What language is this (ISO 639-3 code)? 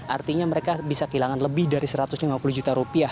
ind